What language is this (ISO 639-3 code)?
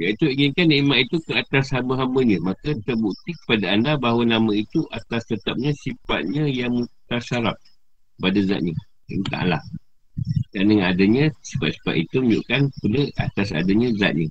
msa